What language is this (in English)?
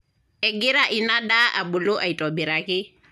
Masai